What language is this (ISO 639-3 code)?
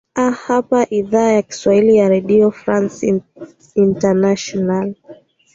swa